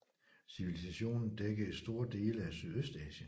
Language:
Danish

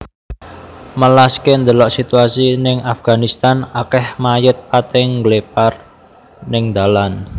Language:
Javanese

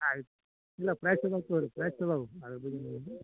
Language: Kannada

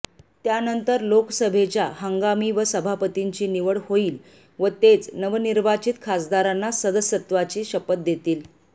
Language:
Marathi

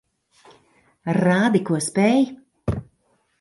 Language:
Latvian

